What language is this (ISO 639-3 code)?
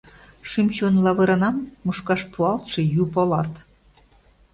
chm